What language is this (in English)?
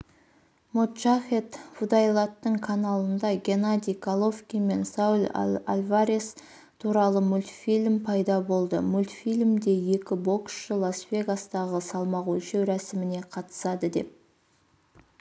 Kazakh